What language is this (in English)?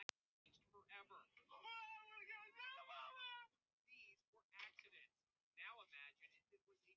Icelandic